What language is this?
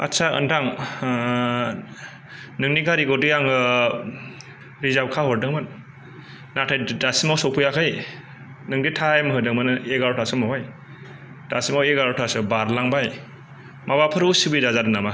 Bodo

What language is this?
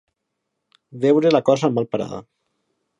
Catalan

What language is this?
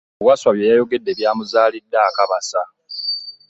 Ganda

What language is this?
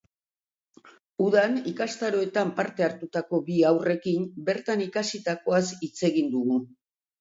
Basque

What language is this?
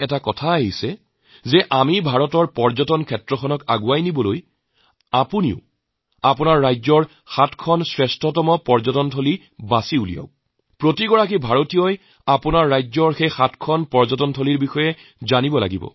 Assamese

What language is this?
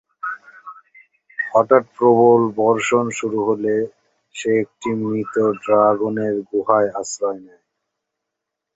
Bangla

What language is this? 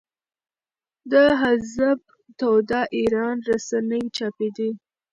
Pashto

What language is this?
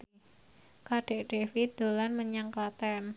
Javanese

